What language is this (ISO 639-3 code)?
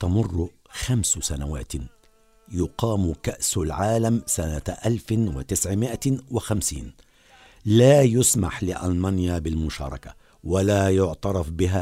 ara